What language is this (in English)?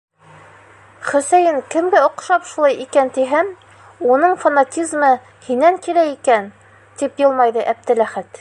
Bashkir